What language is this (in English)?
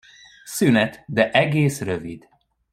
Hungarian